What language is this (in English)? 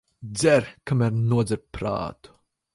Latvian